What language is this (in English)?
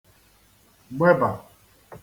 Igbo